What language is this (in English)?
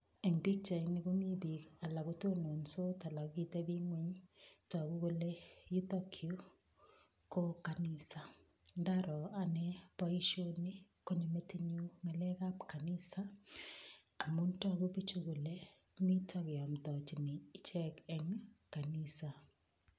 Kalenjin